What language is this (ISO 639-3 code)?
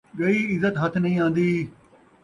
skr